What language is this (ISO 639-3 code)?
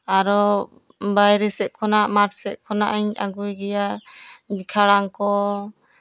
sat